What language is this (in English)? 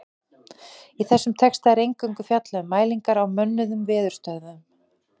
Icelandic